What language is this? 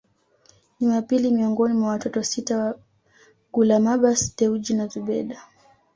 Swahili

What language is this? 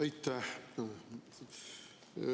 Estonian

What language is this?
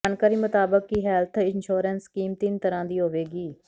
Punjabi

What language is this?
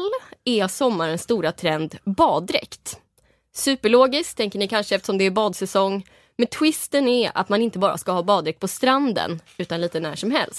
Swedish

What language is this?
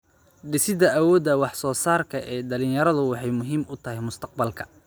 Somali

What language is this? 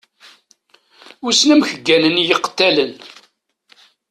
Kabyle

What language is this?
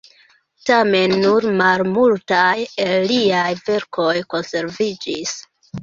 Esperanto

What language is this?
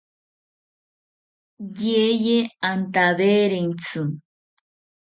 South Ucayali Ashéninka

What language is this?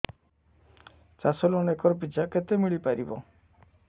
Odia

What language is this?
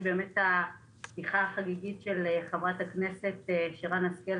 Hebrew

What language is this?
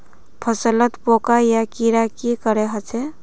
Magahi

